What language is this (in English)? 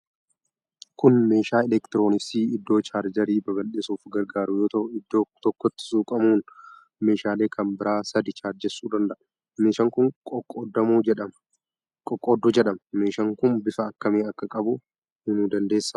Oromo